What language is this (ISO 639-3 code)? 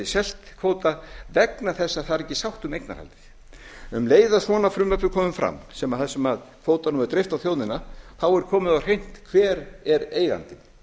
isl